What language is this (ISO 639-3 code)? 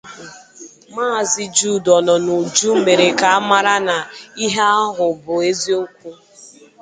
ibo